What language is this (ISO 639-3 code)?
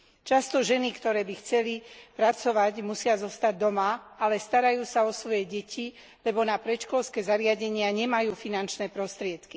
slk